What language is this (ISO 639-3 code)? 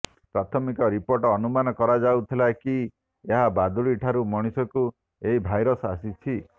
ori